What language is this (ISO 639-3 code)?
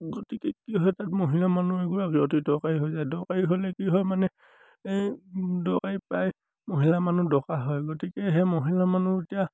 asm